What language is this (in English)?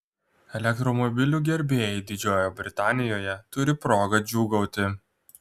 Lithuanian